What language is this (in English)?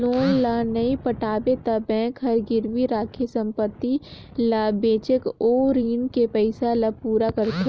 Chhattisgarhi